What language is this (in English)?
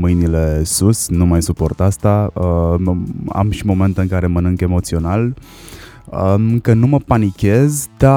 Romanian